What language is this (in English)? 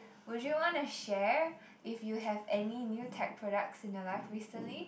English